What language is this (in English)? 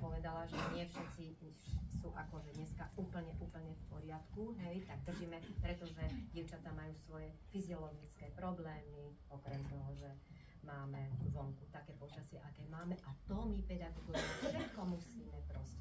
Slovak